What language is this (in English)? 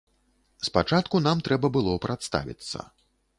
Belarusian